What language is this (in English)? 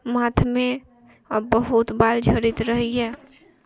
Maithili